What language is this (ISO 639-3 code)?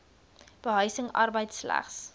afr